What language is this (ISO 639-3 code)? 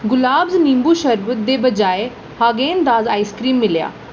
doi